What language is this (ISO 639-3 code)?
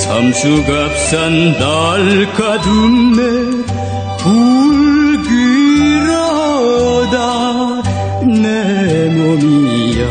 kor